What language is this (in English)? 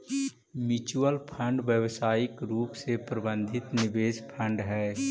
Magahi